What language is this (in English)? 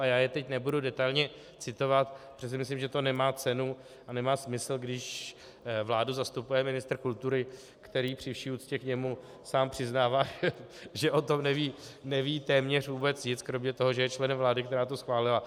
Czech